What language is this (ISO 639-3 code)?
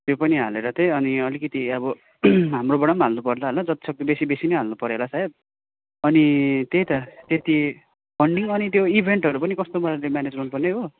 nep